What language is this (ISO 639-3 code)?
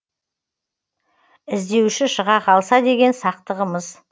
kaz